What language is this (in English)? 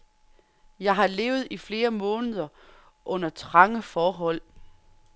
Danish